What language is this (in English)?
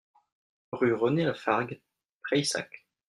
French